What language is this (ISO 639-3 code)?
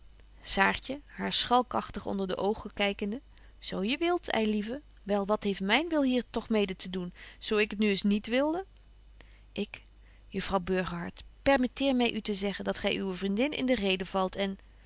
nld